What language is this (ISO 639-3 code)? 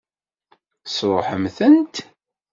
kab